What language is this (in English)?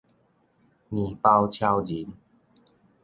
Min Nan Chinese